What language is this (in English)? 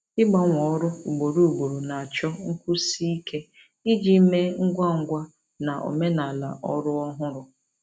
Igbo